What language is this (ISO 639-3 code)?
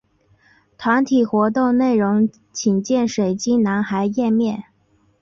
zho